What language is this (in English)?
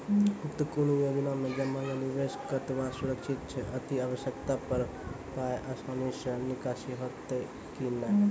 Maithili